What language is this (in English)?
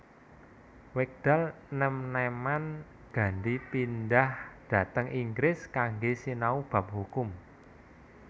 Javanese